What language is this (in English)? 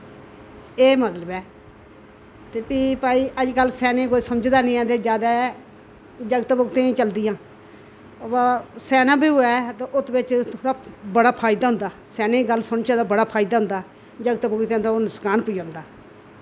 Dogri